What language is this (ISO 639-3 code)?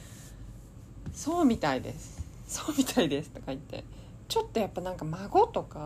jpn